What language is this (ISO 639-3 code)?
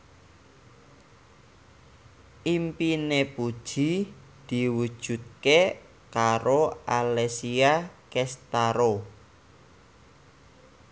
jav